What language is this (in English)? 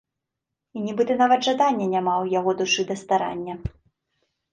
Belarusian